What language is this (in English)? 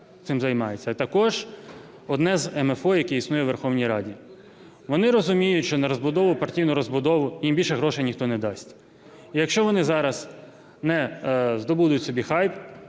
Ukrainian